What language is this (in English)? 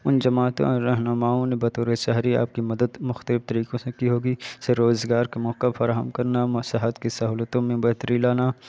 Urdu